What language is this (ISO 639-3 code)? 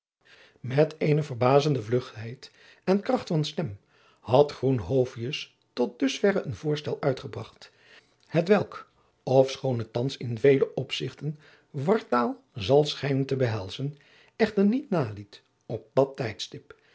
nld